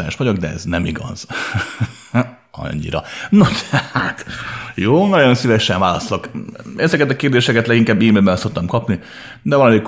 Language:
Hungarian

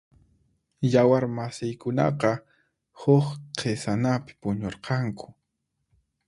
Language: Puno Quechua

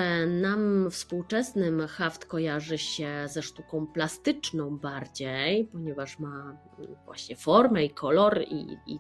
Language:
Polish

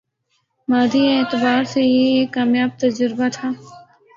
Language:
Urdu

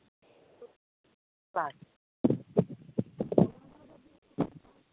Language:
Santali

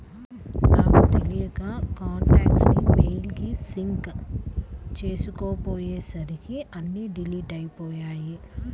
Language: Telugu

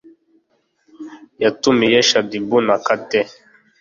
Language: Kinyarwanda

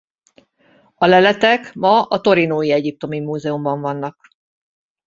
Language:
Hungarian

